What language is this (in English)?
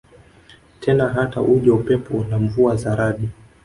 Swahili